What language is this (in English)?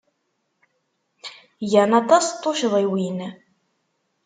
Kabyle